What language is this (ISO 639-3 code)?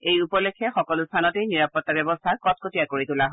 asm